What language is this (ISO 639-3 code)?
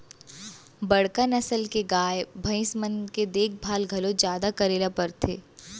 hne